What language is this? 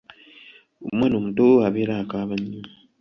Ganda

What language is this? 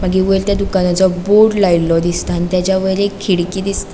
Konkani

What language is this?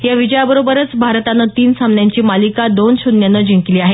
Marathi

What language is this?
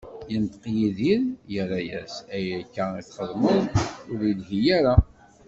Kabyle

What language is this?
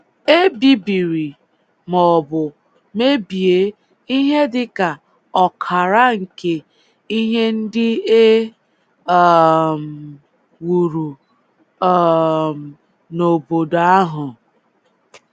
Igbo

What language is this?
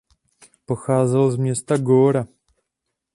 Czech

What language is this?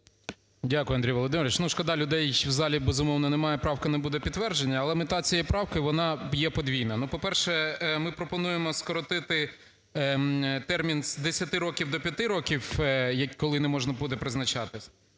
Ukrainian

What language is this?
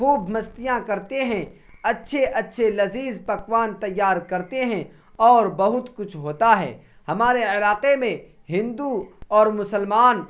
Urdu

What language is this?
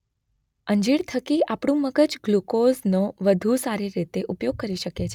Gujarati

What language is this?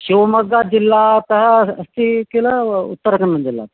Sanskrit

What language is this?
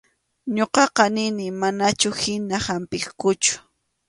Arequipa-La Unión Quechua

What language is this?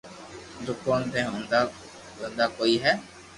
Loarki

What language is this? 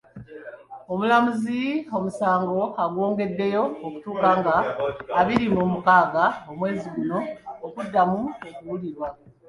Ganda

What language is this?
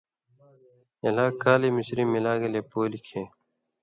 Indus Kohistani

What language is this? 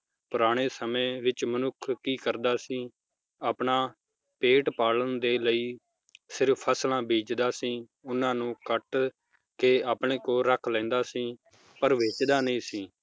Punjabi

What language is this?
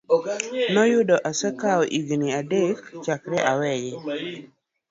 Luo (Kenya and Tanzania)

